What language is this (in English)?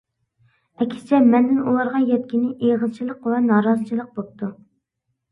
Uyghur